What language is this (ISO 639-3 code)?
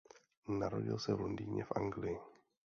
ces